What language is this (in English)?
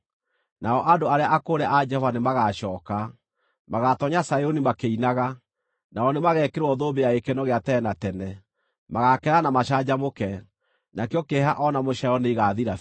Kikuyu